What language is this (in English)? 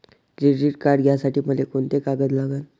Marathi